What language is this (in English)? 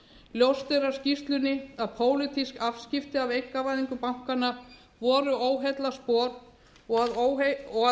Icelandic